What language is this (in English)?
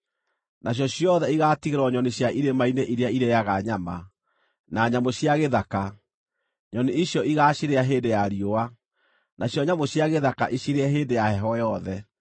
Kikuyu